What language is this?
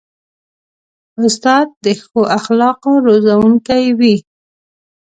Pashto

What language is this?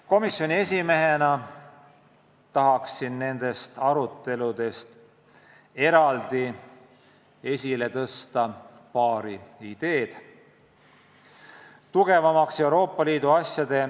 Estonian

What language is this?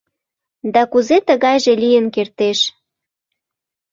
Mari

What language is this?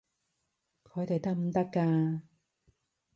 Cantonese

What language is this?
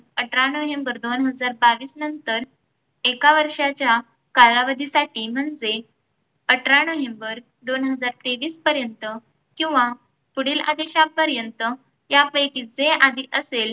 Marathi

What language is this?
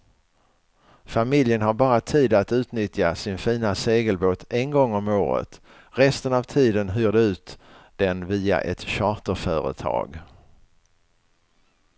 Swedish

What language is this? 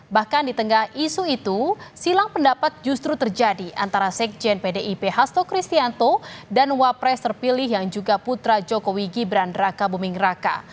Indonesian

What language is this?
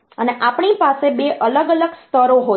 Gujarati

